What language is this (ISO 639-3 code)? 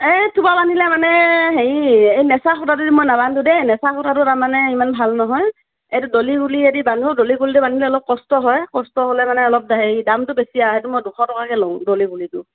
asm